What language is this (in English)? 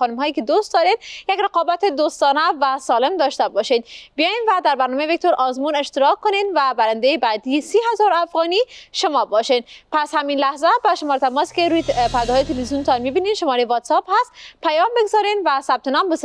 Persian